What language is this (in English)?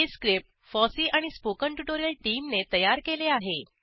Marathi